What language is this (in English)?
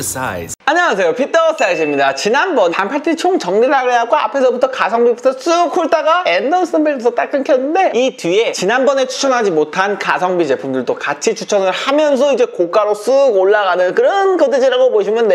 Korean